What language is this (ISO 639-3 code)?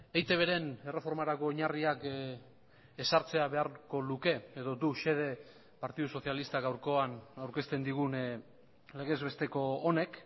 eus